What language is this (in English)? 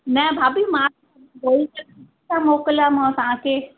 Sindhi